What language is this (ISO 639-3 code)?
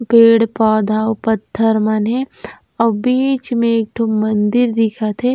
hne